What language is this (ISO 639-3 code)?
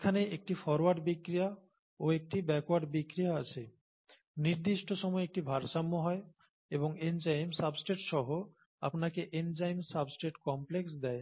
ben